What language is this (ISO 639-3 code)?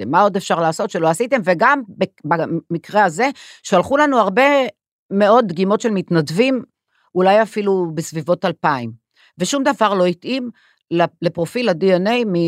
heb